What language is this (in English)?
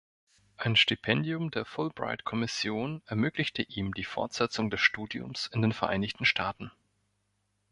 German